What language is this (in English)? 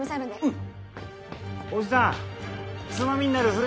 Japanese